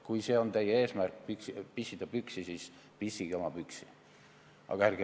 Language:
Estonian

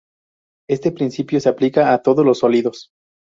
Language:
Spanish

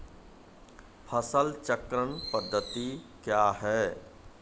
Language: Maithili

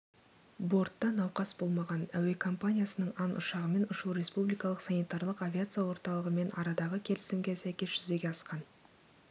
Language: Kazakh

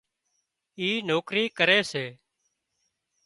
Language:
Wadiyara Koli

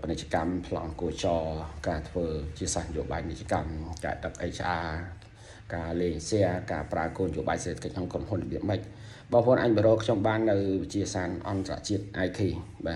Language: Thai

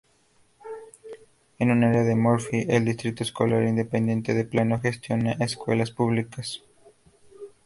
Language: Spanish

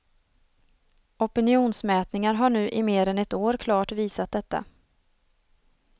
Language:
Swedish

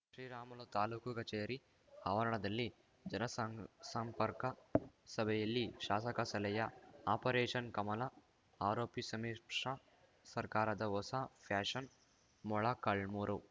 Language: Kannada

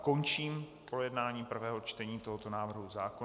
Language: Czech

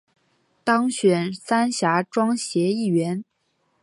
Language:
Chinese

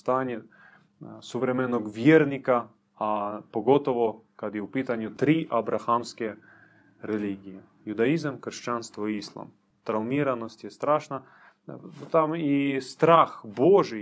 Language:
Croatian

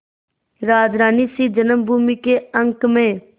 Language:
Hindi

